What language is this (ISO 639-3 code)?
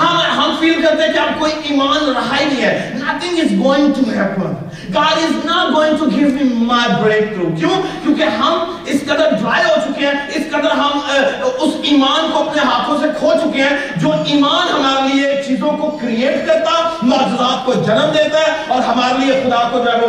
urd